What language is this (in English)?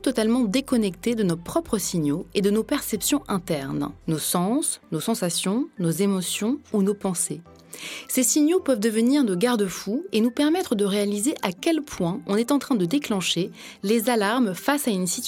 French